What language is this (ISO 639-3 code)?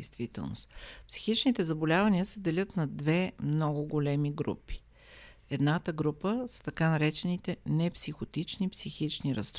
bul